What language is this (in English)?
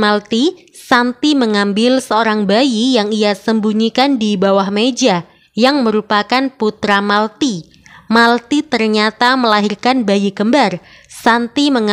Indonesian